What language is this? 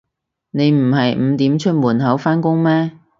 Cantonese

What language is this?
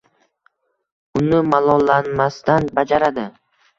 Uzbek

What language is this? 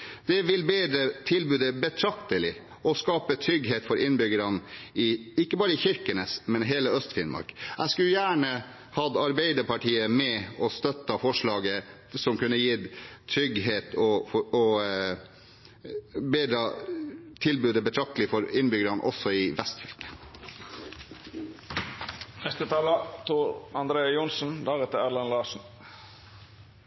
Norwegian Bokmål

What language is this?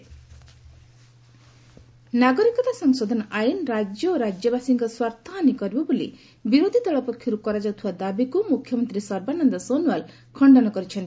Odia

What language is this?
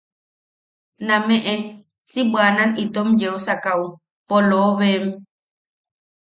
Yaqui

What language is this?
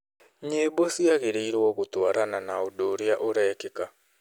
Kikuyu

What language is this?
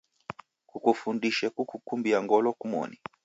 Taita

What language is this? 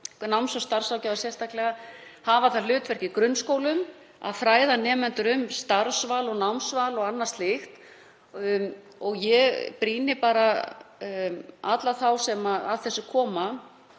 Icelandic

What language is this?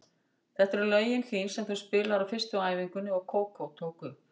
Icelandic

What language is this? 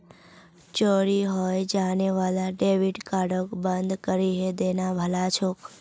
Magahi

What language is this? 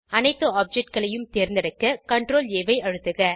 Tamil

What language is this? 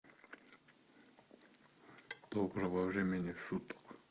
Russian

